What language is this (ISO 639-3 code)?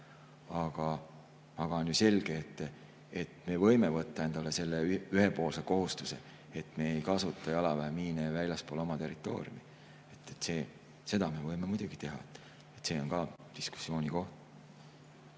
est